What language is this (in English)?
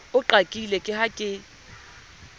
Southern Sotho